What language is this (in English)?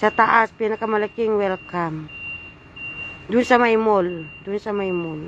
Filipino